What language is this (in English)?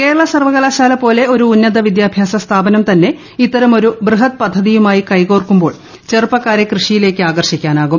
Malayalam